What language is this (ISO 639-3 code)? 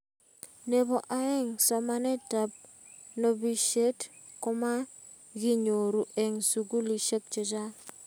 kln